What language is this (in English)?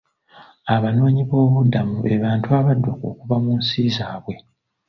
Ganda